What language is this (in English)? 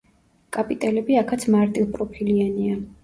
Georgian